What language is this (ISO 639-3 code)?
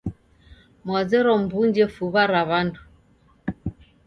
dav